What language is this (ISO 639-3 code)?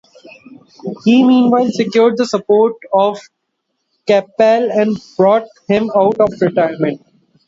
eng